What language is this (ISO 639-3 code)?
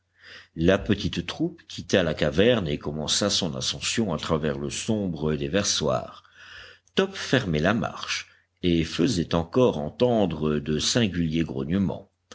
fra